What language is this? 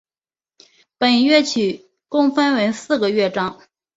Chinese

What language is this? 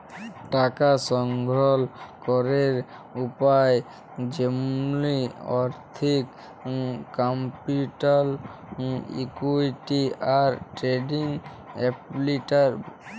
Bangla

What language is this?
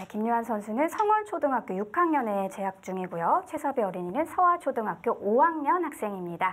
Korean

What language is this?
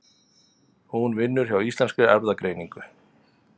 Icelandic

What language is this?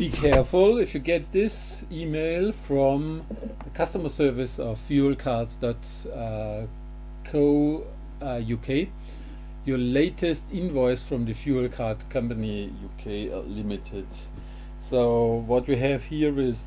English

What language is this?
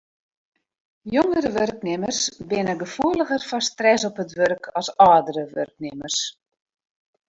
Western Frisian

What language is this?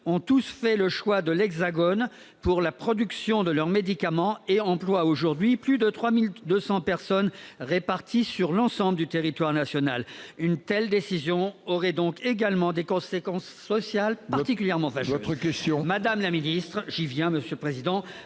French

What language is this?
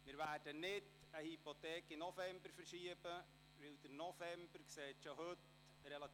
Swiss German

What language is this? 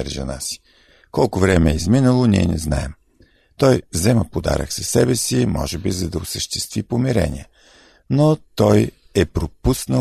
Bulgarian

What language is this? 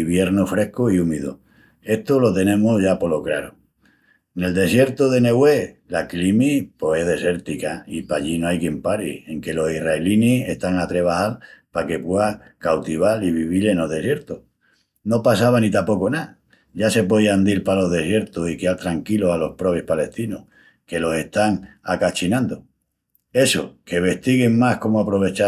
Extremaduran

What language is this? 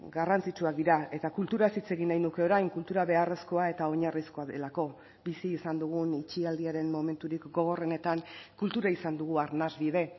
Basque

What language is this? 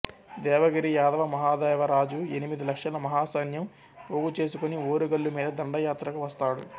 Telugu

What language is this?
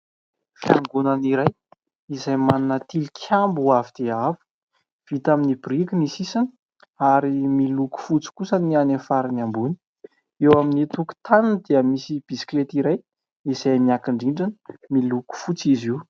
Malagasy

